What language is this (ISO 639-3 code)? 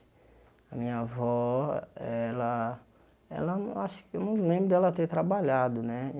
por